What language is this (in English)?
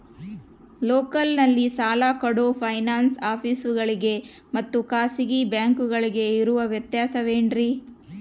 Kannada